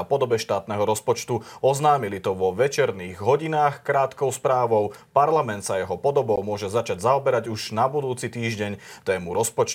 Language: Slovak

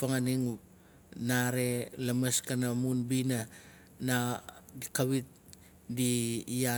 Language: Nalik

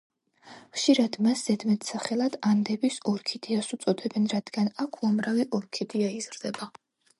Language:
Georgian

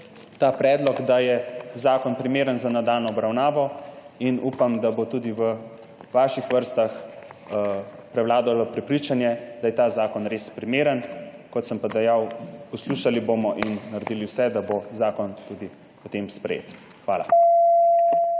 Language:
Slovenian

